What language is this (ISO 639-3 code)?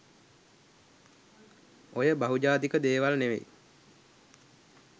sin